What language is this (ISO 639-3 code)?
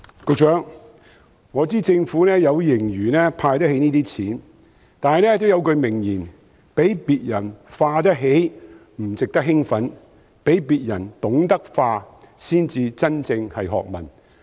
yue